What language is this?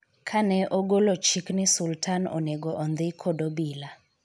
Luo (Kenya and Tanzania)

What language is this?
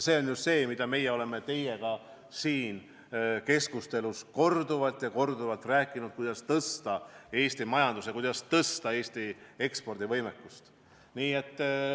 Estonian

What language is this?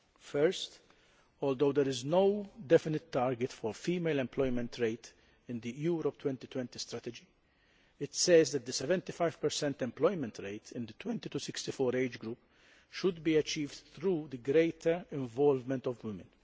English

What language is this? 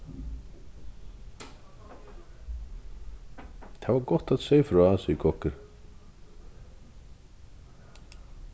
Faroese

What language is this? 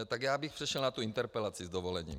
Czech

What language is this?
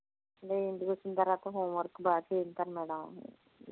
Telugu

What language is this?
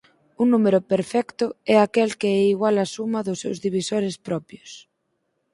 Galician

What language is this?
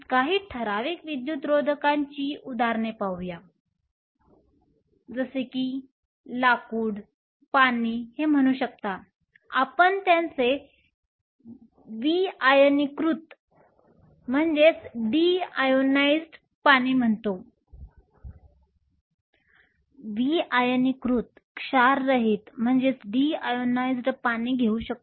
Marathi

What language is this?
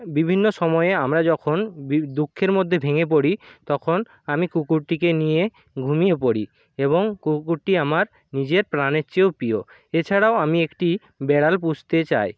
Bangla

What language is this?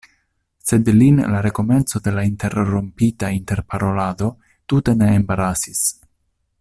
Esperanto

